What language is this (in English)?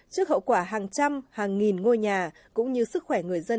Vietnamese